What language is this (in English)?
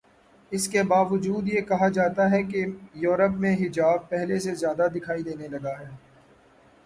Urdu